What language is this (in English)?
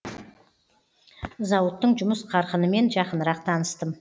Kazakh